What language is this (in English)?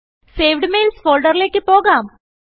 Malayalam